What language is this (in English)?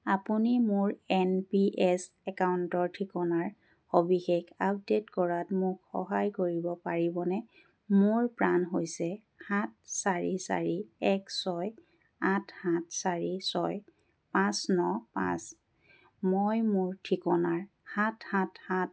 Assamese